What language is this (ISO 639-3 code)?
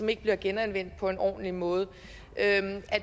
dan